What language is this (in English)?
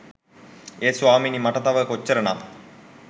Sinhala